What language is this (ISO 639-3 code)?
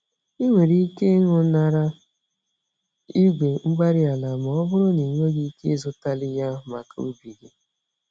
ibo